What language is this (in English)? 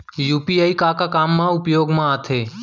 Chhattisgarhi